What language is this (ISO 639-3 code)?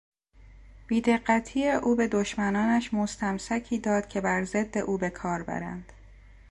fas